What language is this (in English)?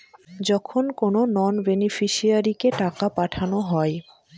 Bangla